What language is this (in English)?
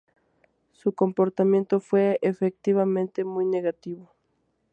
Spanish